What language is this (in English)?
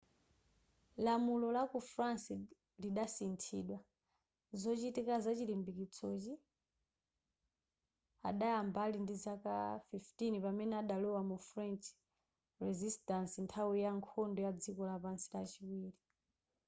Nyanja